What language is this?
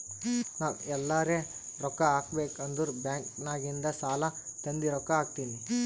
Kannada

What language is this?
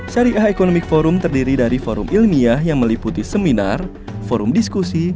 Indonesian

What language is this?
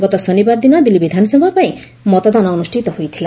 Odia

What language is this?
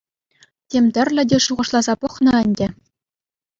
Chuvash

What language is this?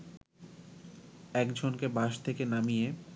Bangla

